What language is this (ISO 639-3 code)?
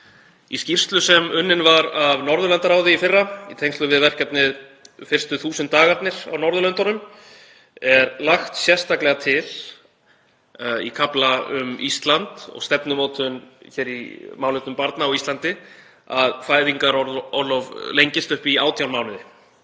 isl